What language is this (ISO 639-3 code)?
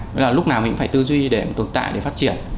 vie